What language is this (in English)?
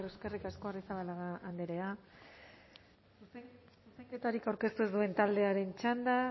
Basque